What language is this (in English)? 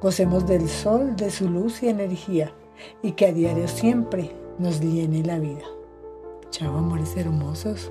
Spanish